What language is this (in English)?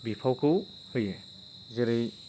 Bodo